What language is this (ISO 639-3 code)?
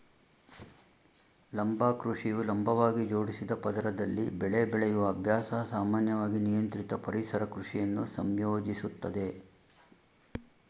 kan